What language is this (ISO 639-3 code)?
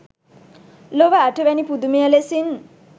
sin